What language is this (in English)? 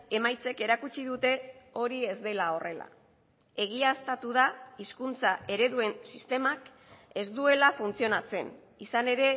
Basque